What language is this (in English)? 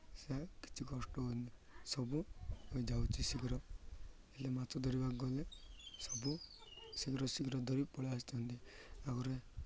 Odia